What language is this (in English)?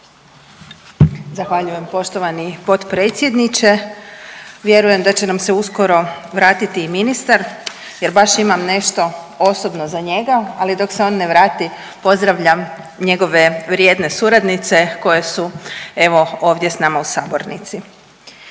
Croatian